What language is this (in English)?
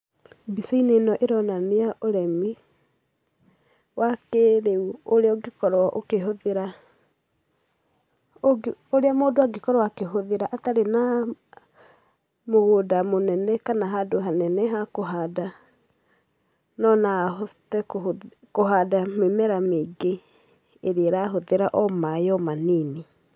Kikuyu